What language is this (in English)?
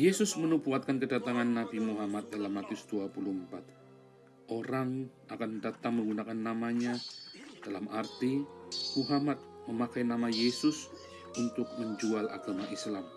Indonesian